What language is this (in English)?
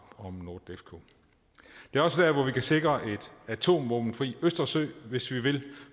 Danish